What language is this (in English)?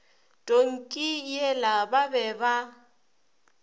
Northern Sotho